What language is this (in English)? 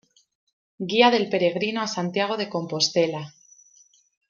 Spanish